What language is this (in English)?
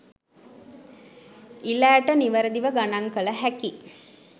Sinhala